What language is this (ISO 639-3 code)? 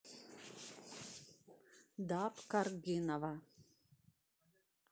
rus